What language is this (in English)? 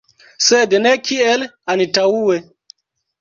Esperanto